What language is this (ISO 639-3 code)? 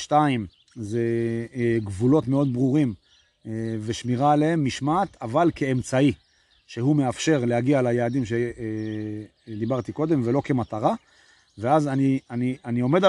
heb